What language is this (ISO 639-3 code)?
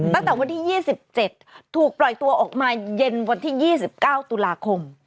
tha